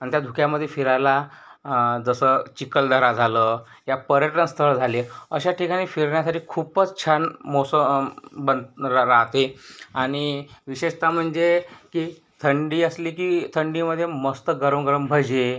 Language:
Marathi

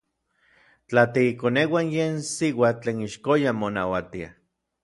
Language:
Orizaba Nahuatl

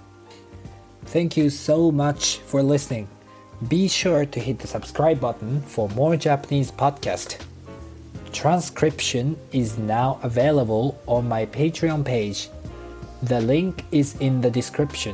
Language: Japanese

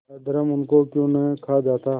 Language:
Hindi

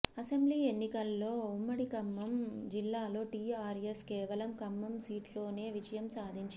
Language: Telugu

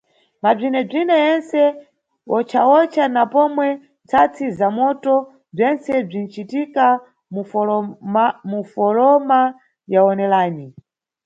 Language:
Nyungwe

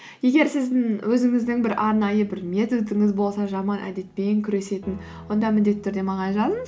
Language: Kazakh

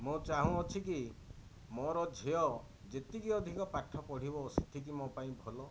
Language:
Odia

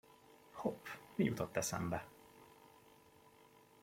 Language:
Hungarian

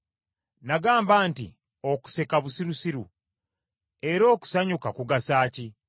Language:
Ganda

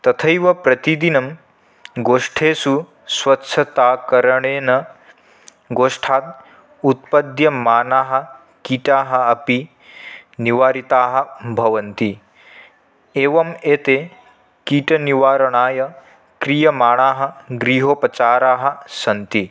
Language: Sanskrit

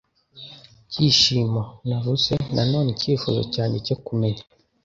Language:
Kinyarwanda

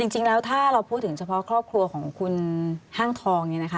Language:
Thai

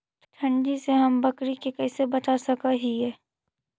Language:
Magahi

